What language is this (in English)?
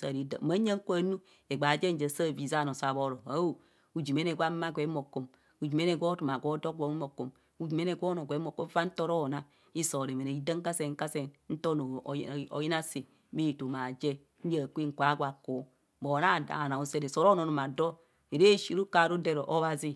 Kohumono